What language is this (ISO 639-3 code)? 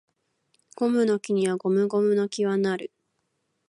jpn